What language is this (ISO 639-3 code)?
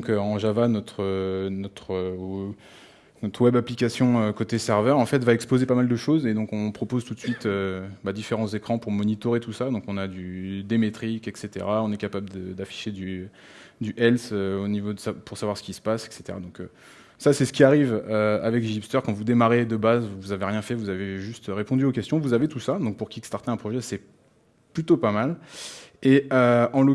fra